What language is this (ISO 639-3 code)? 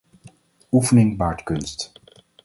nld